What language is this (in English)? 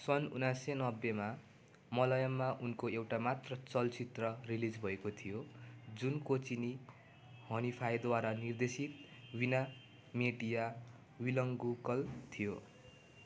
Nepali